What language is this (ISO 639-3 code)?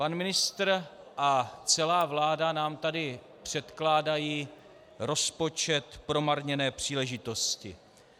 ces